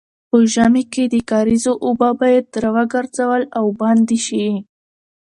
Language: Pashto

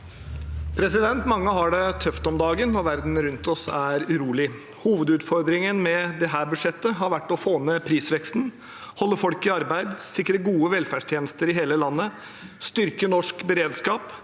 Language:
Norwegian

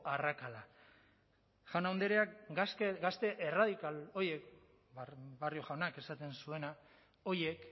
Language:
Basque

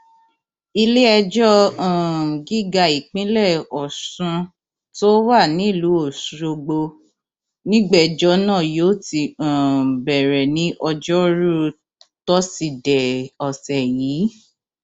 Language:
Yoruba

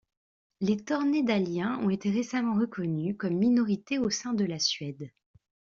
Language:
French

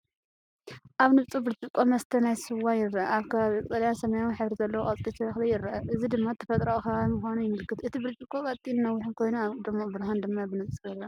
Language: Tigrinya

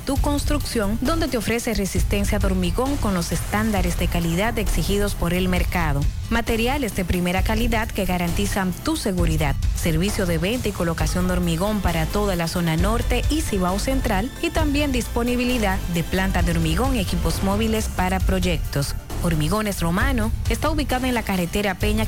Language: Spanish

